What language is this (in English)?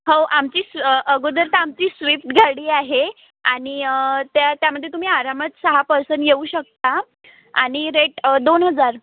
Marathi